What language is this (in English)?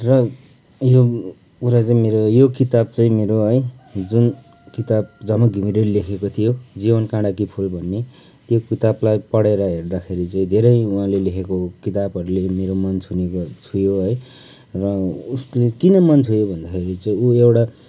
Nepali